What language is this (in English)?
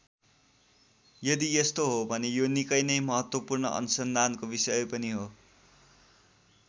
Nepali